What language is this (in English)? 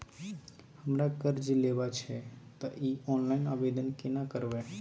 Maithili